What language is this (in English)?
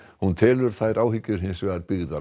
Icelandic